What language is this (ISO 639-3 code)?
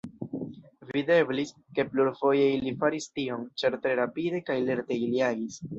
epo